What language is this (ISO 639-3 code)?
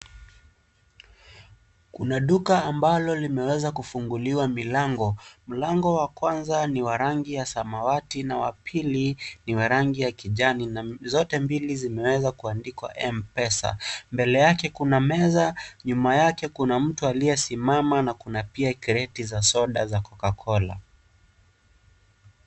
swa